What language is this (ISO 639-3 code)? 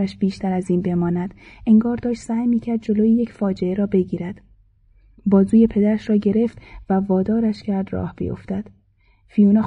fas